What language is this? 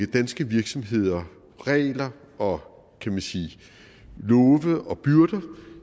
Danish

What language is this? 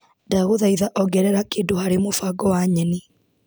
Kikuyu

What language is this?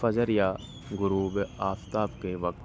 Urdu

